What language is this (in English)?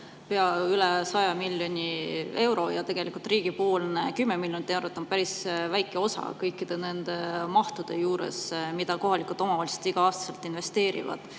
Estonian